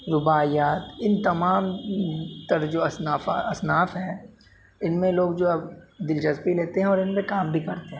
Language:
Urdu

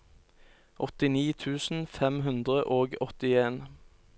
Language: Norwegian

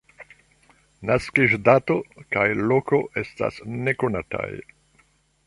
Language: Esperanto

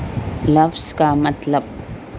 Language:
Urdu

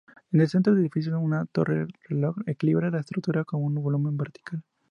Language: Spanish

